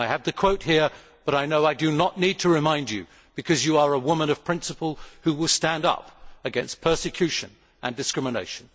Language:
English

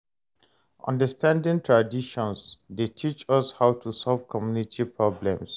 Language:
Nigerian Pidgin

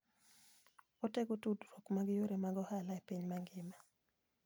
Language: Luo (Kenya and Tanzania)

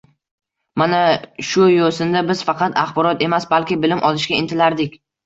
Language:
Uzbek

